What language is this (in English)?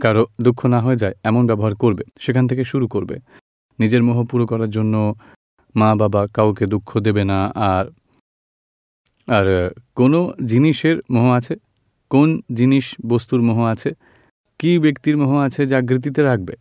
Gujarati